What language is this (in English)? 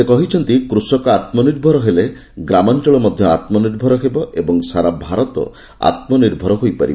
Odia